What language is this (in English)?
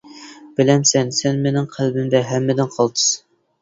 Uyghur